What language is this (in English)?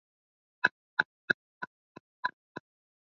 Swahili